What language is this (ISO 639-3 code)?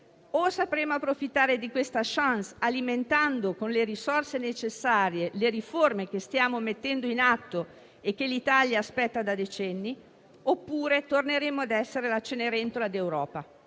ita